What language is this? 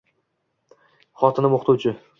Uzbek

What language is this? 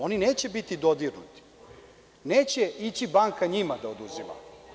Serbian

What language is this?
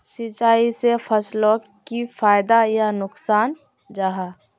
Magahi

